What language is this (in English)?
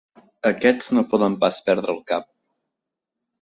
Catalan